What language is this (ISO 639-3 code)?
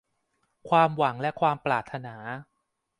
tha